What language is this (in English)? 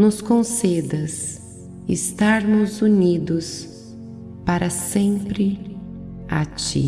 Portuguese